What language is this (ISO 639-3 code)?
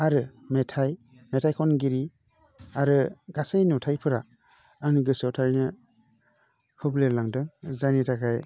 brx